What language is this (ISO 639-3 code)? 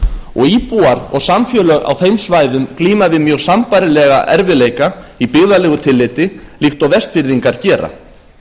isl